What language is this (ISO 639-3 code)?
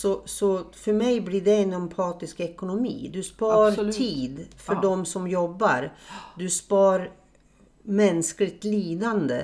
swe